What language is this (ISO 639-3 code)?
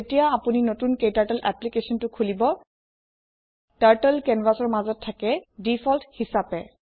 asm